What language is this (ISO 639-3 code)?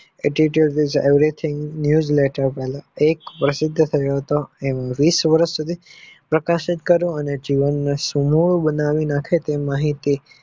guj